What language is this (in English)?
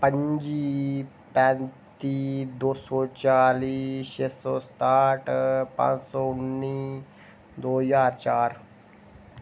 Dogri